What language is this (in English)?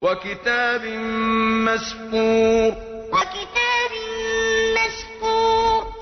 Arabic